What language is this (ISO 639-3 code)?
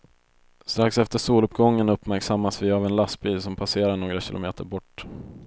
swe